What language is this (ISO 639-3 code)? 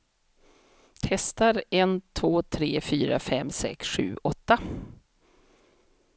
swe